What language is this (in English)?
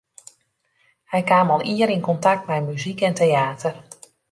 Western Frisian